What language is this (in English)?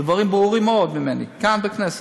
Hebrew